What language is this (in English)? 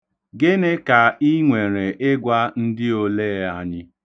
Igbo